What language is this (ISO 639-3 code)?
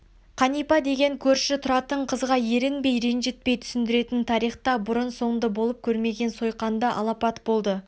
kaz